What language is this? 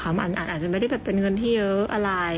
Thai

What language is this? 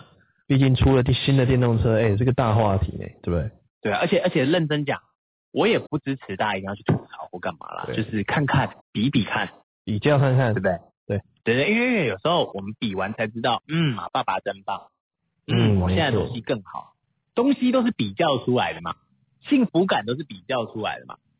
Chinese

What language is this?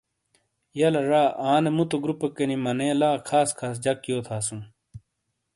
Shina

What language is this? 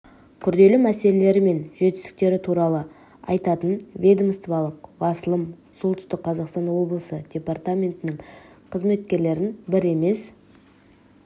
Kazakh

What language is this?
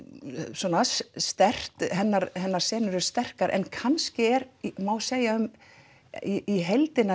Icelandic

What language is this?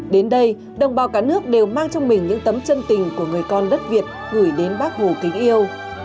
Vietnamese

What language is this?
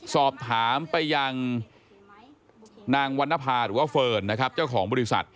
Thai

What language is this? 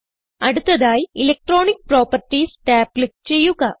Malayalam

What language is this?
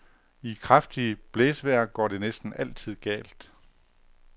Danish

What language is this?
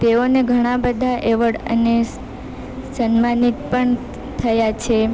Gujarati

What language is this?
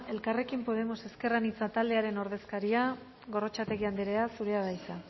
Basque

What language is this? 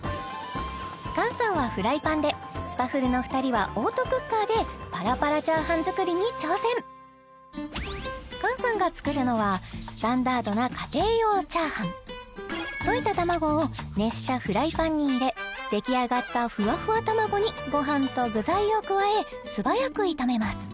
Japanese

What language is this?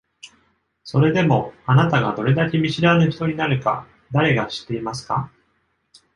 Japanese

